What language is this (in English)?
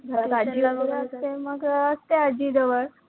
Marathi